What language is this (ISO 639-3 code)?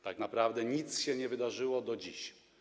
pol